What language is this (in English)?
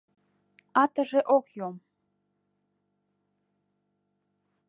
Mari